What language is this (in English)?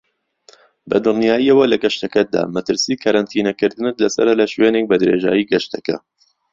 Central Kurdish